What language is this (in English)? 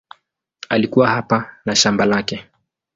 Swahili